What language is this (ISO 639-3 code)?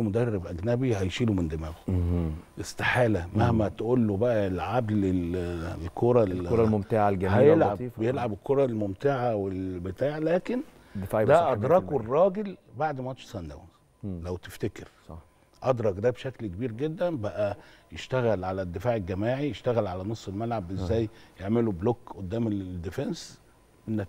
ara